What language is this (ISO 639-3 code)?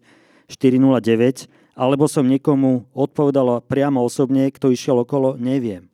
slk